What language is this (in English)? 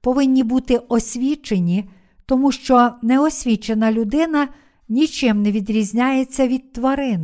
Ukrainian